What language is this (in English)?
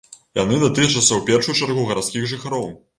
Belarusian